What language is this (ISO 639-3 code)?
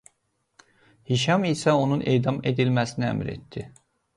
aze